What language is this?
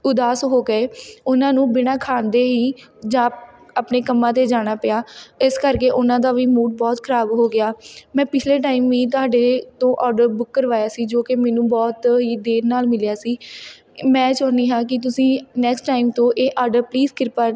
Punjabi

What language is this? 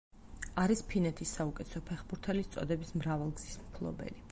Georgian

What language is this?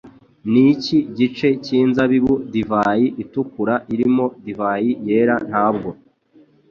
Kinyarwanda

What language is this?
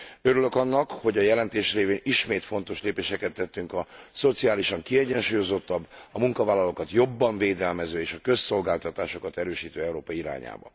Hungarian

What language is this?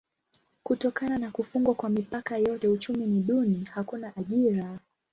Swahili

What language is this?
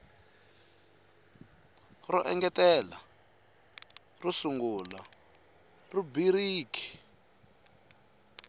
Tsonga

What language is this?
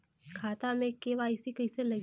Bhojpuri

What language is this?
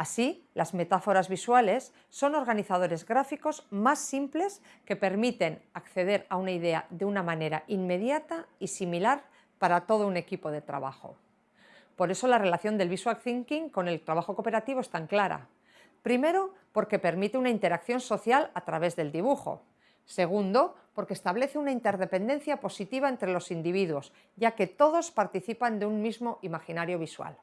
Spanish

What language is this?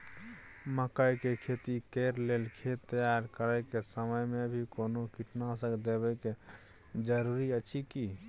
Maithili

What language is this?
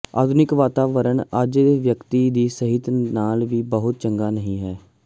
Punjabi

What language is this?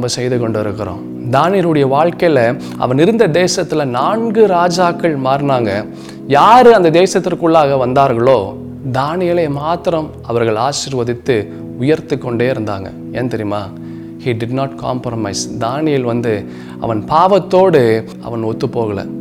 Tamil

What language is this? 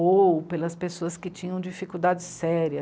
Portuguese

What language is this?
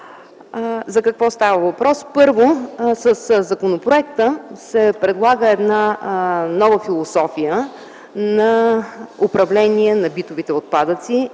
Bulgarian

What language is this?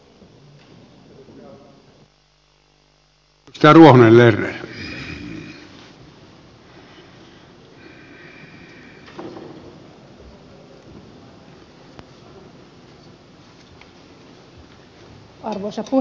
Finnish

